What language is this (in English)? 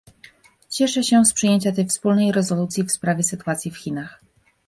Polish